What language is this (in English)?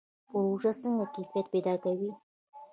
Pashto